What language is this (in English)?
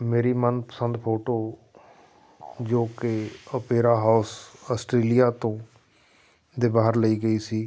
Punjabi